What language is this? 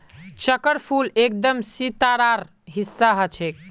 Magahi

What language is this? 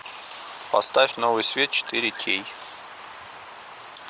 Russian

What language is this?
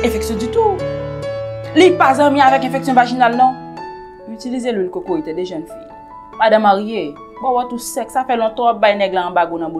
French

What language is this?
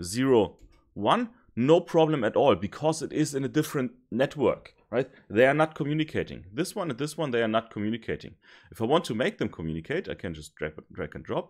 English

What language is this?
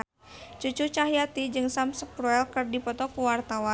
Sundanese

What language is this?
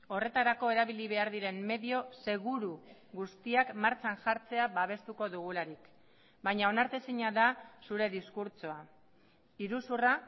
Basque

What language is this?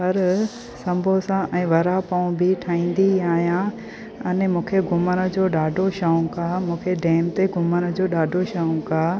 Sindhi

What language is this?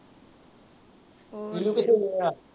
Punjabi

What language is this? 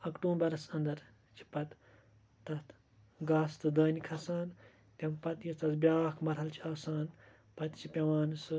Kashmiri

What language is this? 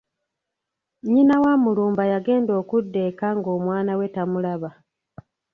Ganda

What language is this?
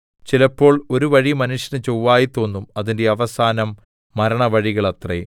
Malayalam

